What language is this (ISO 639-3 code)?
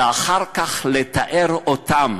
heb